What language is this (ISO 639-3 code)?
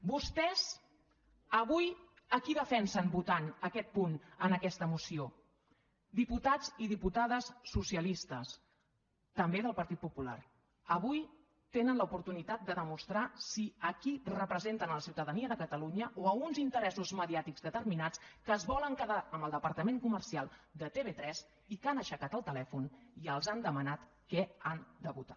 cat